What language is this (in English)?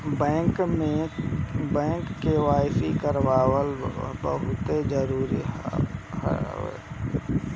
Bhojpuri